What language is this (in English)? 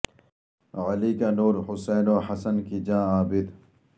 Urdu